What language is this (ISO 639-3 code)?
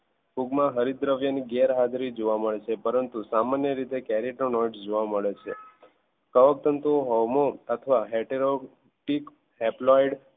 guj